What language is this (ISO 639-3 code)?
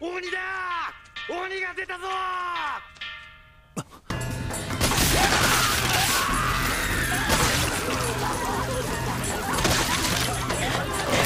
jpn